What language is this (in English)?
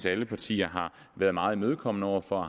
Danish